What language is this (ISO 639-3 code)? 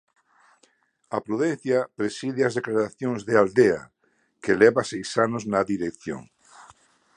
glg